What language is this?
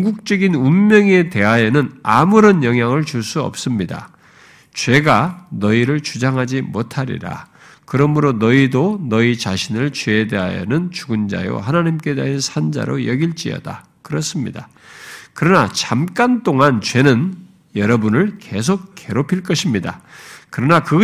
Korean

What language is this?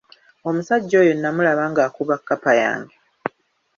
Ganda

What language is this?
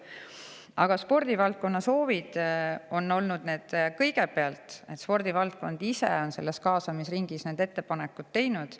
Estonian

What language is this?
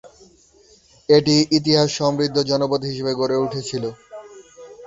Bangla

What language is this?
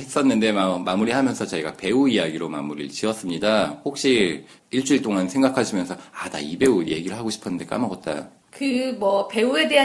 Korean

